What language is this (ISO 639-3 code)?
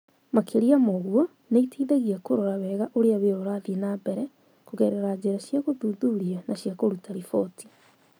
kik